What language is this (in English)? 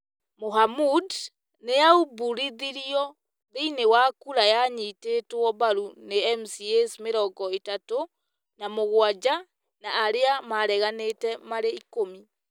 Kikuyu